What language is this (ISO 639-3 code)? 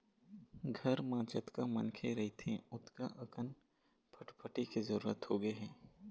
hne